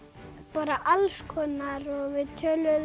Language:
Icelandic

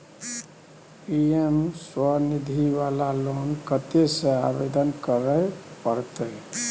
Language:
Maithili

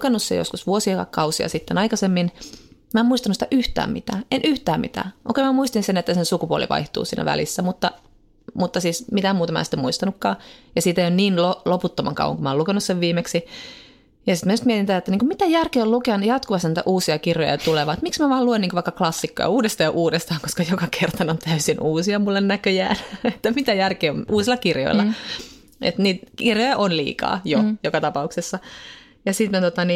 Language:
Finnish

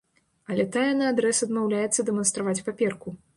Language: Belarusian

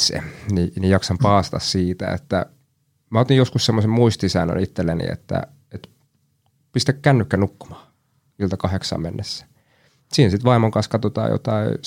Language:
Finnish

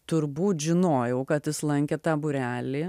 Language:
Lithuanian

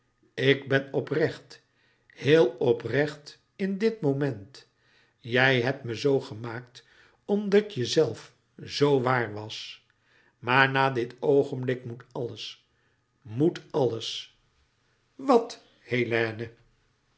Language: Dutch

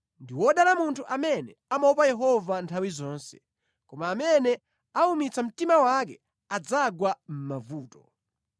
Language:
Nyanja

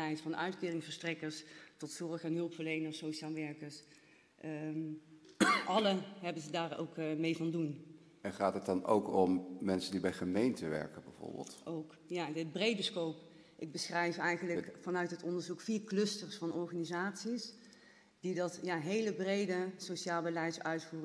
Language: Dutch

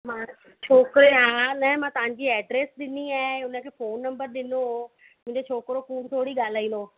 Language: Sindhi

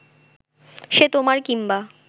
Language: Bangla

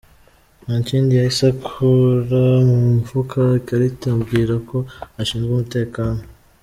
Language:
Kinyarwanda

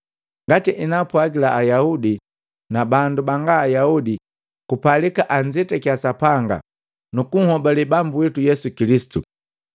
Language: Matengo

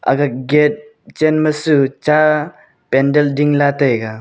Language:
Wancho Naga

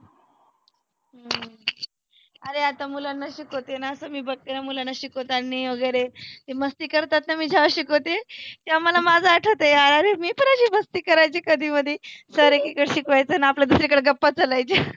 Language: Marathi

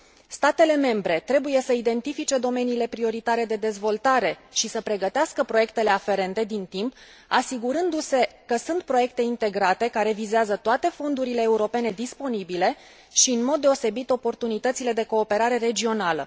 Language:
Romanian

